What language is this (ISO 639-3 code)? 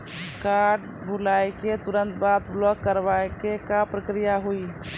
mai